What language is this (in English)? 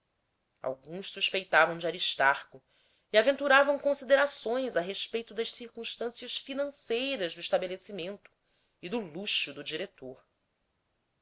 Portuguese